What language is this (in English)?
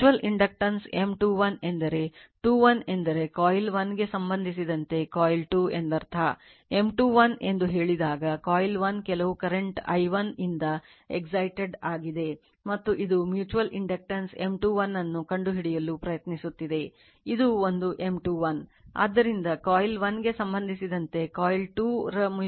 Kannada